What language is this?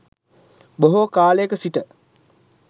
Sinhala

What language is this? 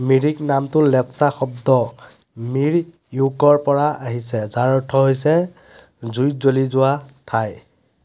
Assamese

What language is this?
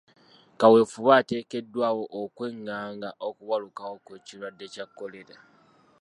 Ganda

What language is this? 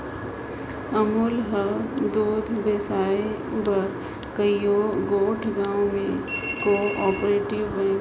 Chhattisgarhi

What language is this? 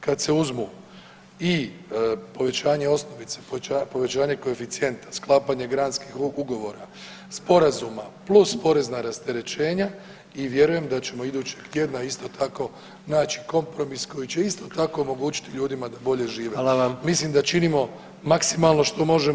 Croatian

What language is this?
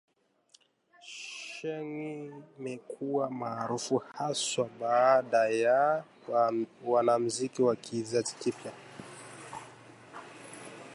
Swahili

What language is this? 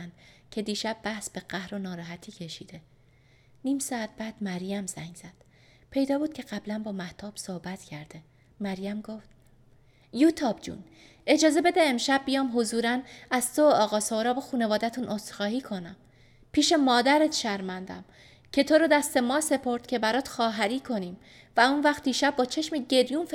Persian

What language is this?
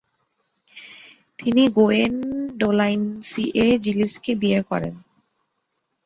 Bangla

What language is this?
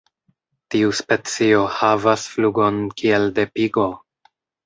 Esperanto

